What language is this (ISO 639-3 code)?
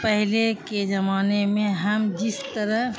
urd